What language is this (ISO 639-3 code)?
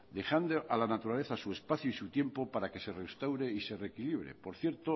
spa